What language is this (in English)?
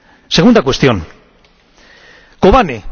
Spanish